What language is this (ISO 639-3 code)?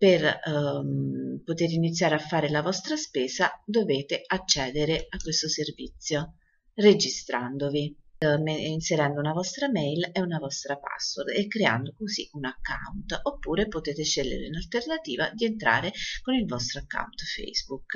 ita